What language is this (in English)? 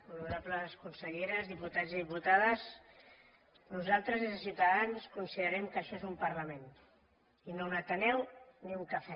Catalan